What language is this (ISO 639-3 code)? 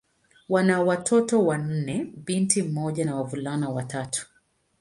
swa